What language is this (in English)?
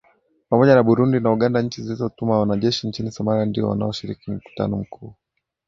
Swahili